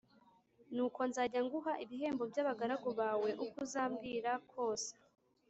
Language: Kinyarwanda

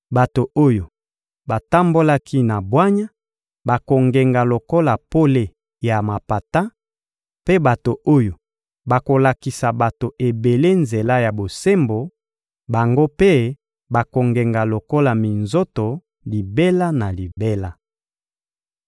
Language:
Lingala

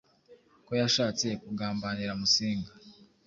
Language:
Kinyarwanda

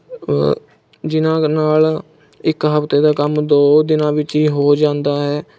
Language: Punjabi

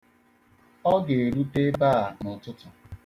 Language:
Igbo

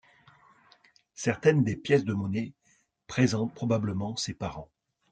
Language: French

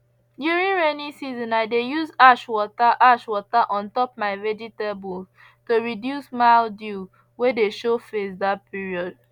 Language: Nigerian Pidgin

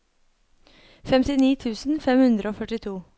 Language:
Norwegian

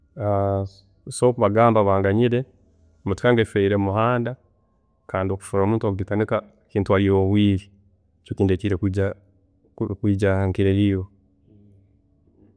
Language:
Tooro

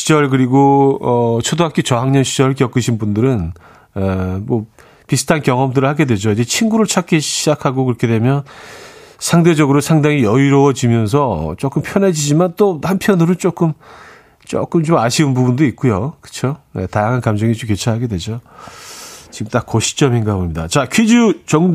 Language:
Korean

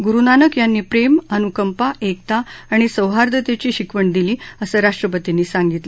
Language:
Marathi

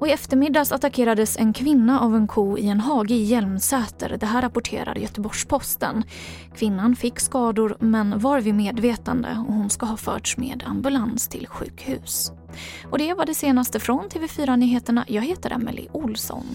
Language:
Swedish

